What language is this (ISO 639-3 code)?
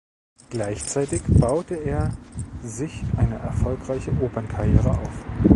deu